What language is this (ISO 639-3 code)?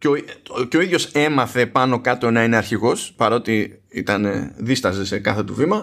ell